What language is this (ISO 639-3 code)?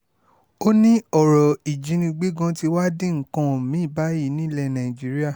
yor